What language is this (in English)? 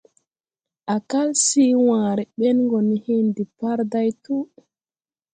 Tupuri